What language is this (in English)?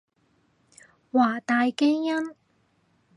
Cantonese